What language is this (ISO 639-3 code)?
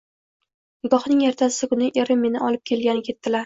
uzb